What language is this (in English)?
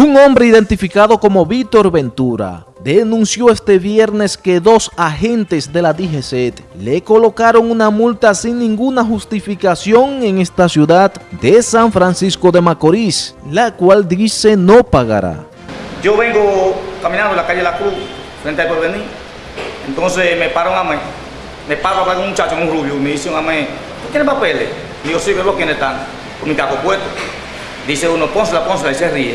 Spanish